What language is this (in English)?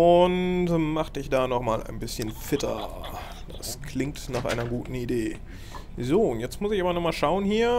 German